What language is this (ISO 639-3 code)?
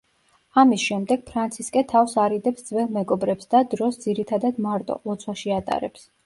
kat